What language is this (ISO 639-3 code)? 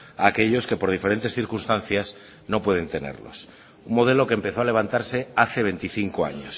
spa